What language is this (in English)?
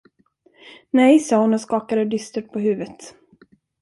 Swedish